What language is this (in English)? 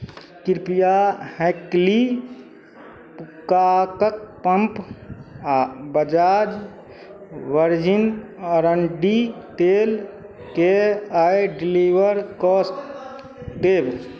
Maithili